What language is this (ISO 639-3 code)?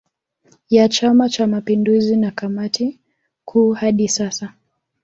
swa